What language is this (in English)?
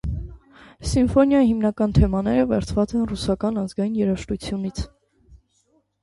Armenian